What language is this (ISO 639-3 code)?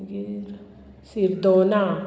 kok